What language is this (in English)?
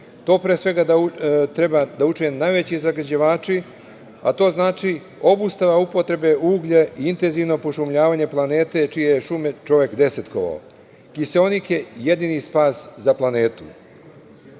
Serbian